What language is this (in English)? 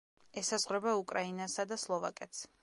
Georgian